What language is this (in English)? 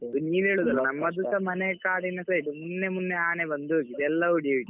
Kannada